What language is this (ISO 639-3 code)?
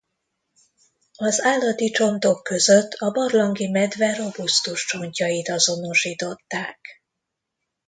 hun